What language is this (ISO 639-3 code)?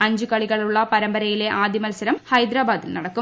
mal